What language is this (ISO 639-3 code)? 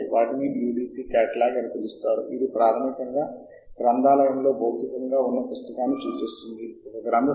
tel